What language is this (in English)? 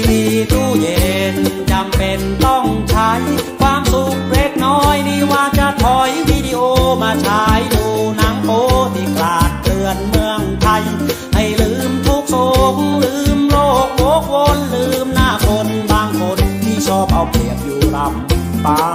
Thai